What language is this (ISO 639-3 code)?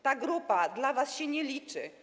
pol